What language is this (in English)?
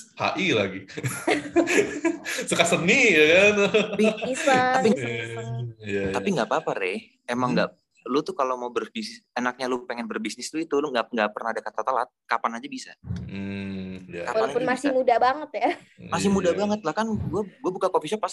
Indonesian